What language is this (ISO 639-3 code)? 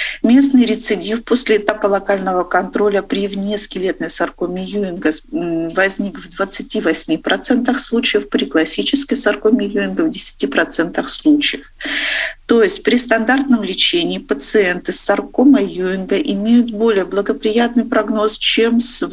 rus